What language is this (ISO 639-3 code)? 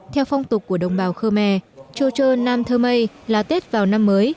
vie